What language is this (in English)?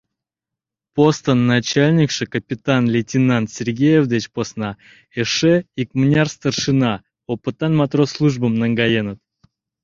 Mari